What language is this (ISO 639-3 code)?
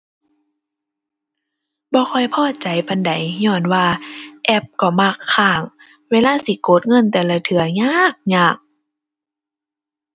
tha